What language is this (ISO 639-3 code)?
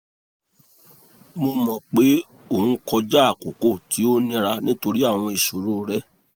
yor